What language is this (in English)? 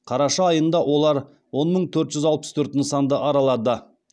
Kazakh